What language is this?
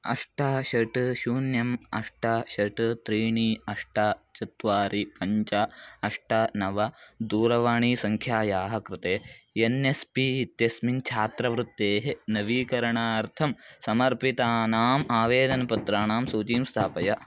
Sanskrit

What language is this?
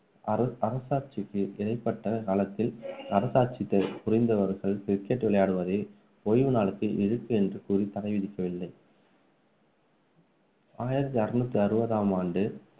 Tamil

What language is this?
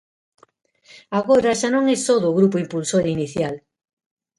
Galician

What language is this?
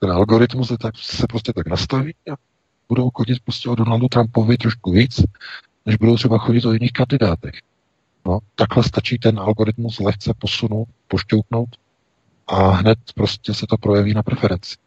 Czech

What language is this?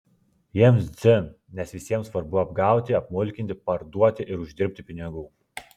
Lithuanian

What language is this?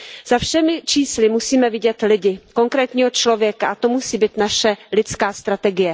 Czech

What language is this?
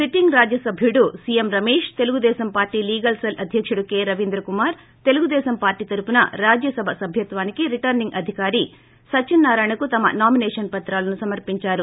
Telugu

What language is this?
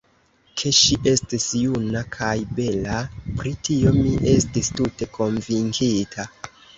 Esperanto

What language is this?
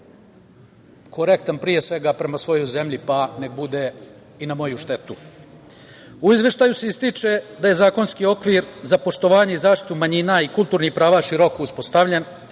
Serbian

